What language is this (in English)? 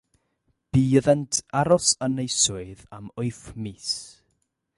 Welsh